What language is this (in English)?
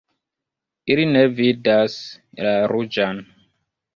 Esperanto